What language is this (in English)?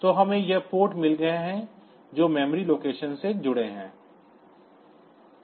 Hindi